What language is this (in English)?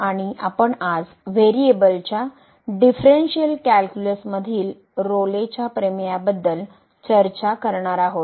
Marathi